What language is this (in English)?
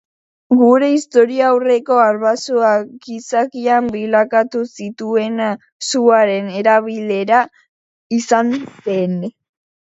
Basque